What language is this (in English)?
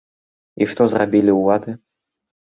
Belarusian